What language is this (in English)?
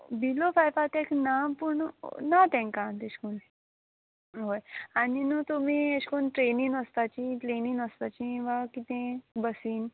Konkani